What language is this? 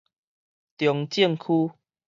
Min Nan Chinese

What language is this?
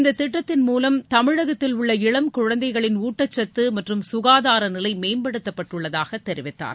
Tamil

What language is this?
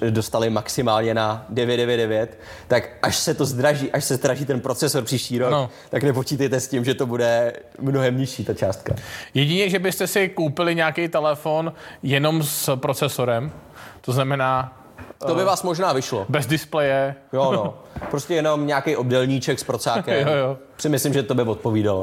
Czech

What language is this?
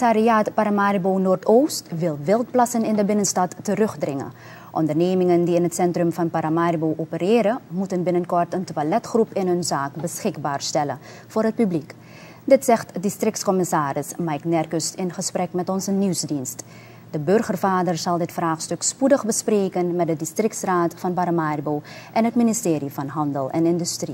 Dutch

